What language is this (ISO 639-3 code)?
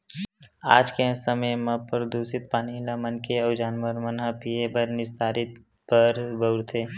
hne